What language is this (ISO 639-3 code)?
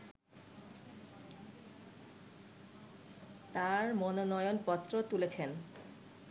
ben